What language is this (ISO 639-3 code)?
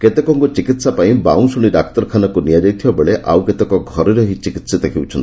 ori